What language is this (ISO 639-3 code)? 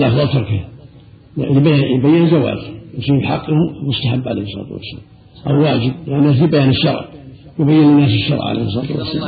ara